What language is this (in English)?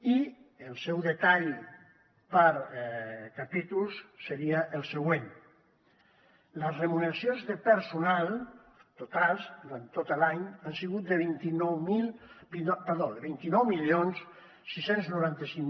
Catalan